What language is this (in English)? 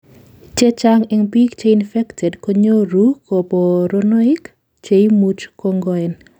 Kalenjin